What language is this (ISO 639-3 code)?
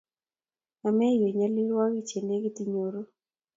kln